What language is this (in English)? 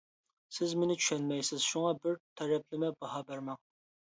Uyghur